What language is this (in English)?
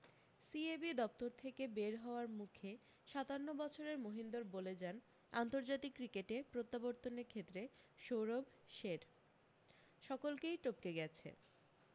Bangla